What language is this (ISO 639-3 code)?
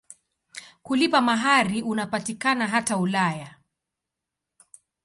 swa